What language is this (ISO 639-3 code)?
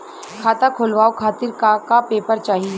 bho